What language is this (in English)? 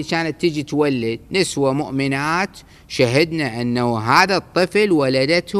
Arabic